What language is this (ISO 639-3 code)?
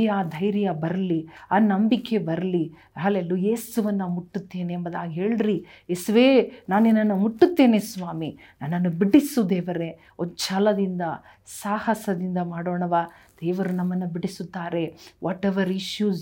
kan